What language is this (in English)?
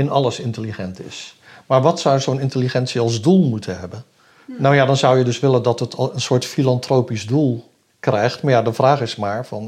Dutch